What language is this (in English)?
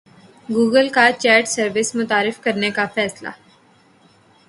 Urdu